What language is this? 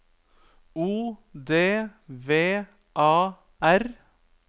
Norwegian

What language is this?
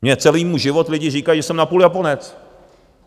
Czech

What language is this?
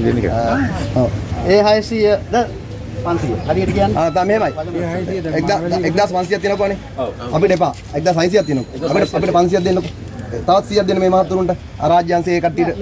Sinhala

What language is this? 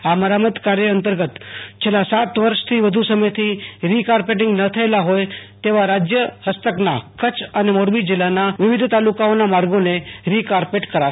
Gujarati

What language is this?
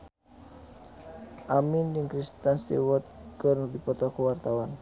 Sundanese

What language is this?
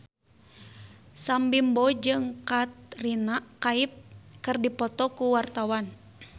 Sundanese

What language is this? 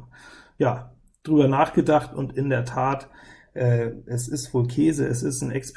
German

